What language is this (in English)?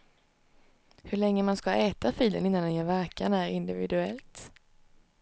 Swedish